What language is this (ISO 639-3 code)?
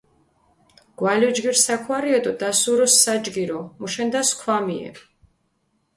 xmf